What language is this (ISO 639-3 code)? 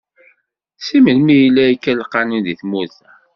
kab